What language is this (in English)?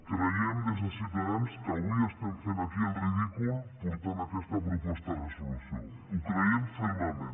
Catalan